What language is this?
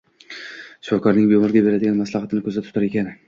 Uzbek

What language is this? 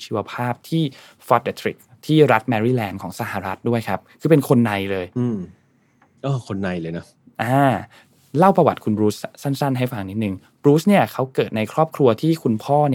Thai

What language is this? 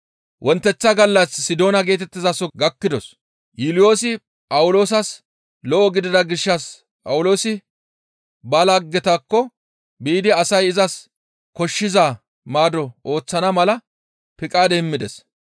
Gamo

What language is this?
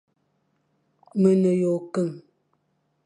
Fang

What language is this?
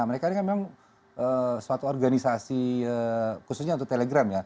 Indonesian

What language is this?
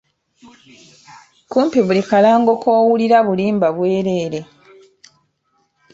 Ganda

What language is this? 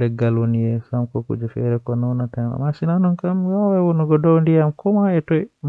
Western Niger Fulfulde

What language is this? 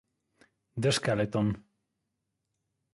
Italian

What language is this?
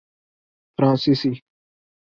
Urdu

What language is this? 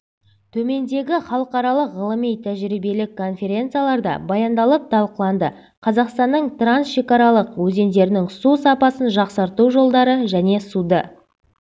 Kazakh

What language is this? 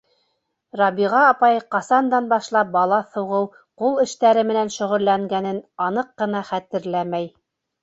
Bashkir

